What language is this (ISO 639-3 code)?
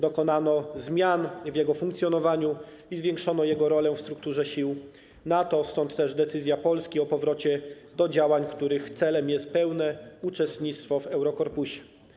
pol